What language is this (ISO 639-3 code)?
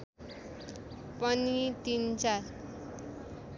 nep